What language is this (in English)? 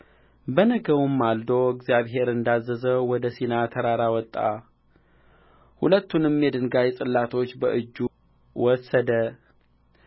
Amharic